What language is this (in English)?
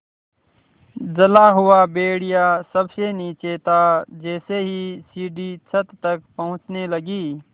Hindi